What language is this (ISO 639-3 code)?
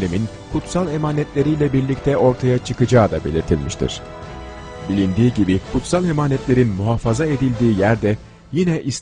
tur